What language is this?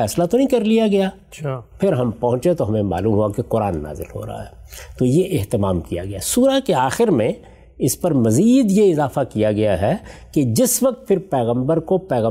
Urdu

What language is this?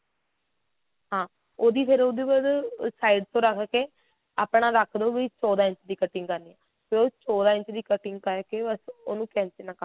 Punjabi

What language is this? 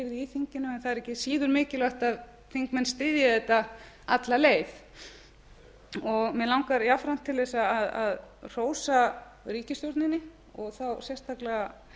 Icelandic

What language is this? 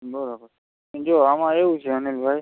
Gujarati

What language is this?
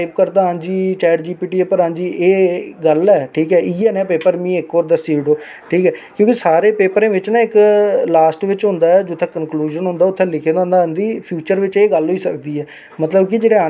Dogri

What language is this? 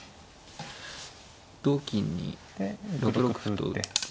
Japanese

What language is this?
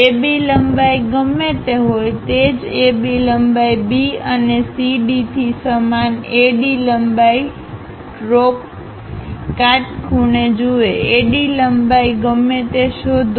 Gujarati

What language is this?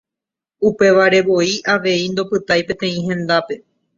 Guarani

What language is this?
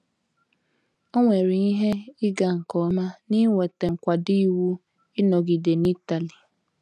Igbo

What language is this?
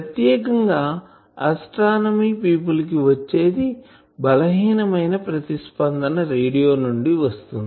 Telugu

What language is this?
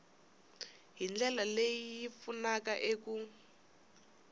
Tsonga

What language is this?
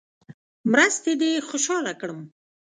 Pashto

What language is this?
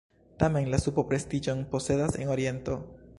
Esperanto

